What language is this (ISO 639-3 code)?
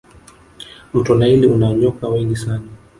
swa